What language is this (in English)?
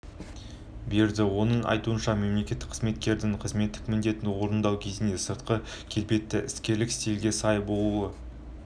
Kazakh